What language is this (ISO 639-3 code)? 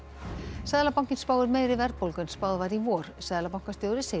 isl